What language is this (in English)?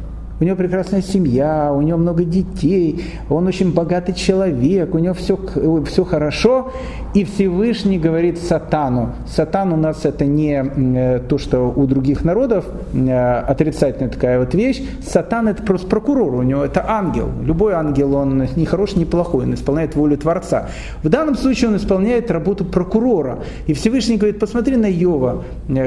Russian